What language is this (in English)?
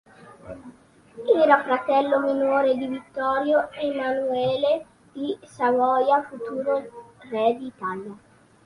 Italian